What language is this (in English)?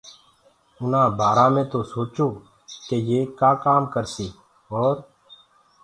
Gurgula